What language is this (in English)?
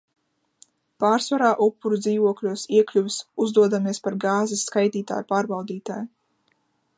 Latvian